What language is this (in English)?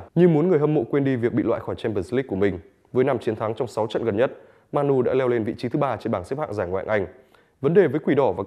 Vietnamese